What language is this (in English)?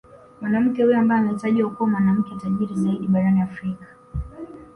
Swahili